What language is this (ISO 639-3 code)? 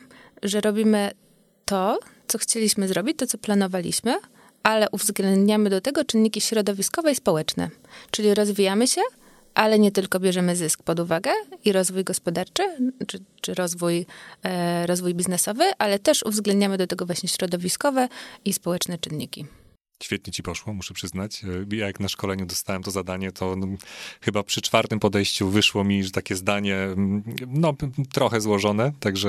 pol